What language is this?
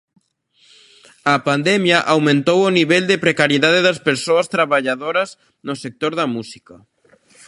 Galician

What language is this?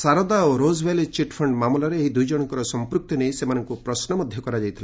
Odia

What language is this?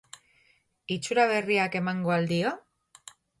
Basque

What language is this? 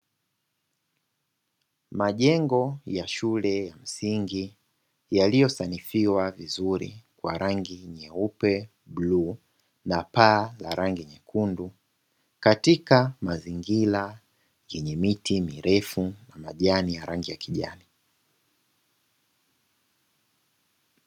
Swahili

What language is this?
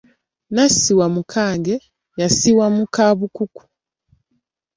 Ganda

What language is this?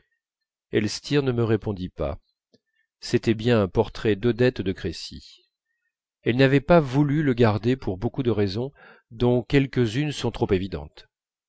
French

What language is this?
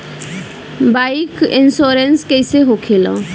Bhojpuri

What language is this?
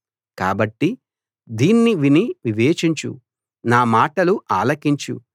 Telugu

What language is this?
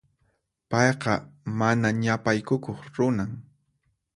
Puno Quechua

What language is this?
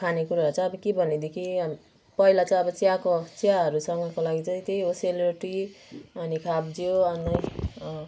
Nepali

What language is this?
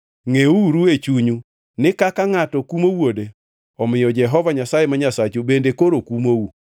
Luo (Kenya and Tanzania)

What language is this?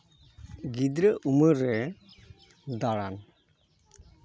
Santali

